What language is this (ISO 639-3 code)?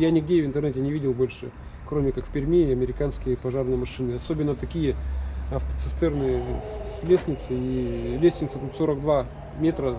rus